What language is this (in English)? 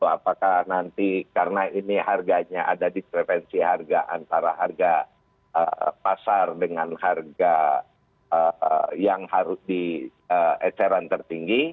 Indonesian